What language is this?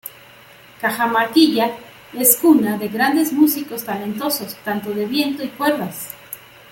Spanish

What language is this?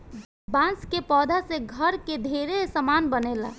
Bhojpuri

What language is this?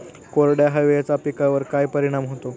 Marathi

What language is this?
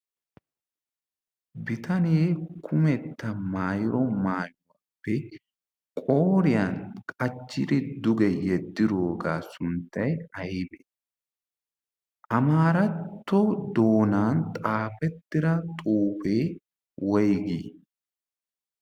Wolaytta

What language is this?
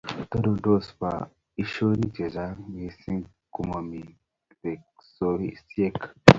Kalenjin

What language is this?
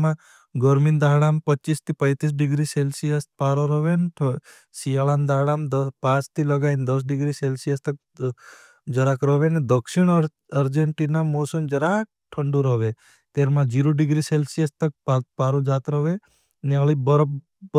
Bhili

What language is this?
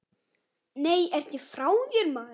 Icelandic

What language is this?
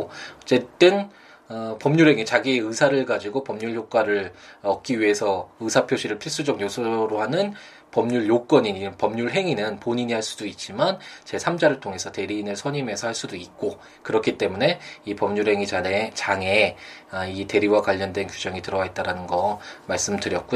Korean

